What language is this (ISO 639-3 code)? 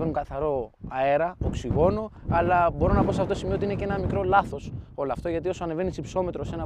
ell